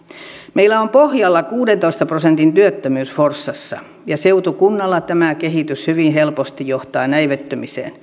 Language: Finnish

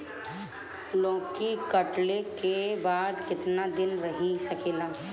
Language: Bhojpuri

